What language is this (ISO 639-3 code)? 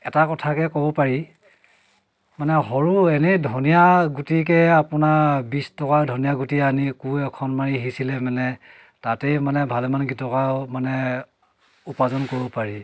asm